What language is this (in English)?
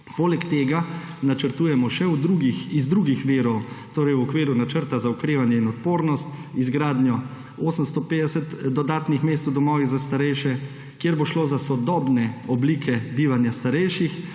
Slovenian